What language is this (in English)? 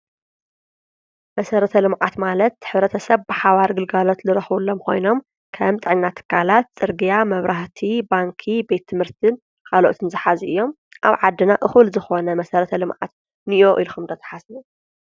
Tigrinya